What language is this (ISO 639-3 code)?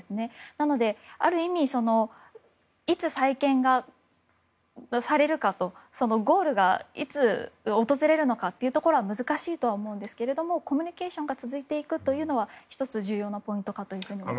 jpn